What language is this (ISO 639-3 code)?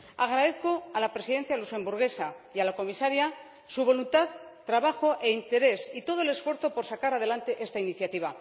spa